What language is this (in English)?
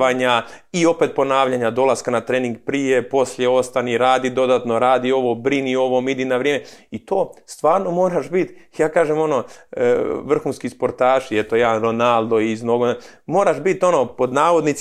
Croatian